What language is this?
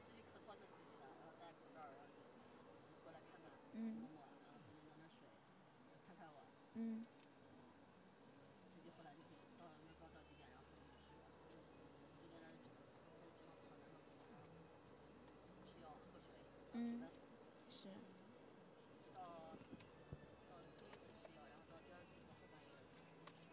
Chinese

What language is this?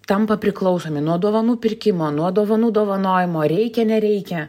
Lithuanian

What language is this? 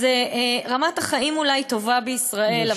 Hebrew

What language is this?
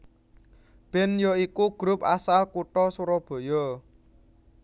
Javanese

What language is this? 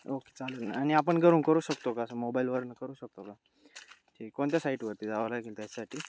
Marathi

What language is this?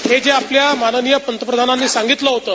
Marathi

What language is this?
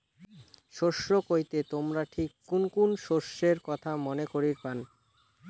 Bangla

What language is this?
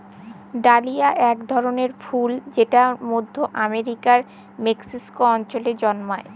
Bangla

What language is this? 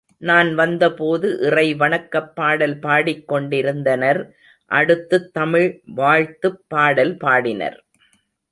Tamil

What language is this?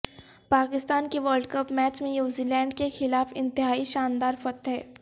Urdu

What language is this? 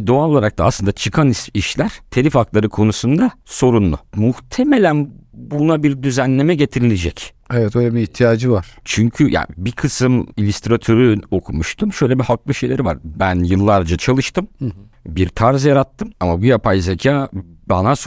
Turkish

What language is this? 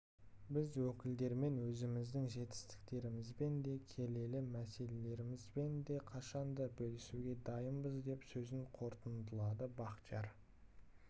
Kazakh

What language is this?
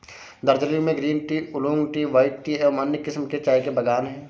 Hindi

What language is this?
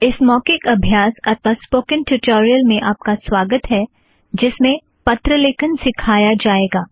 Hindi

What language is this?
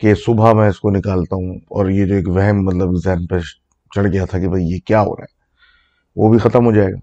Urdu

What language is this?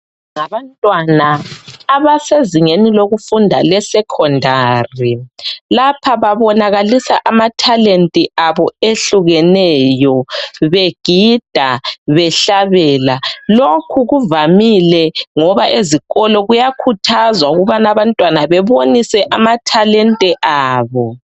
North Ndebele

